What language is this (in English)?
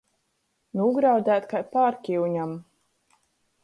Latgalian